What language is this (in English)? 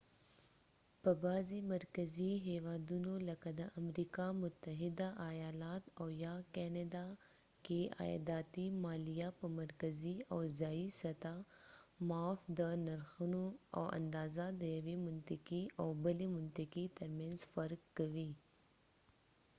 Pashto